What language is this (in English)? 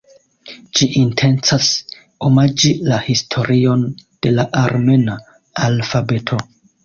Esperanto